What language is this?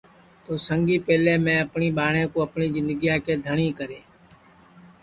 Sansi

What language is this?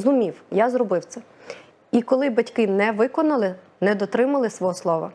Ukrainian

